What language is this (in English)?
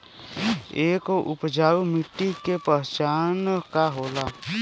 Bhojpuri